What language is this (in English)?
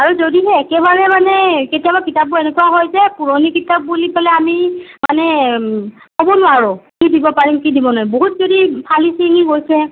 Assamese